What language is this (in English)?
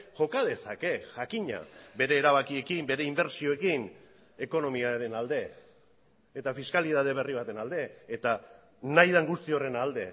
Basque